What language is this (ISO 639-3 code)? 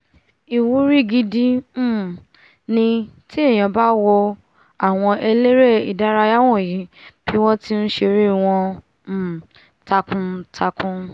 yor